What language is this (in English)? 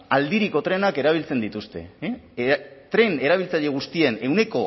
Basque